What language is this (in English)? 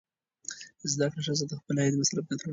Pashto